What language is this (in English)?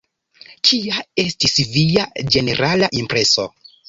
Esperanto